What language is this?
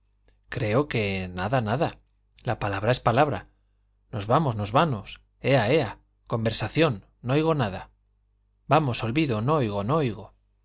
Spanish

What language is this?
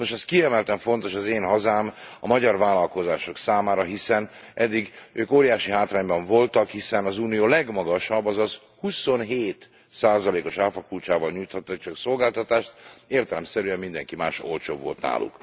Hungarian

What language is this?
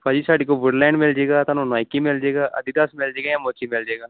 Punjabi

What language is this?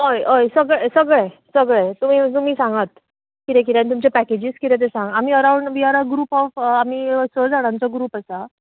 Konkani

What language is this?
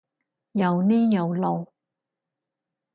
Cantonese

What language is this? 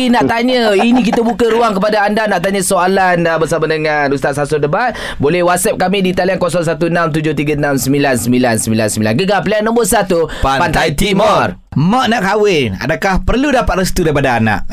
Malay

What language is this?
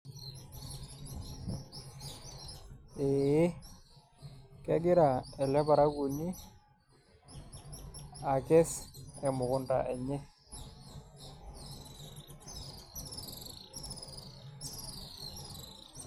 Masai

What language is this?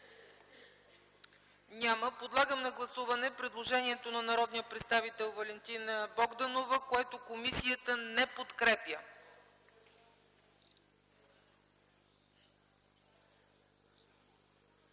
Bulgarian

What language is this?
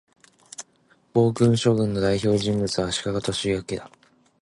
Japanese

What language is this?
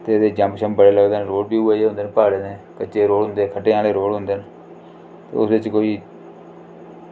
Dogri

